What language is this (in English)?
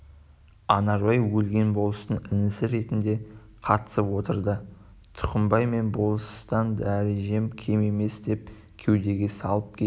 Kazakh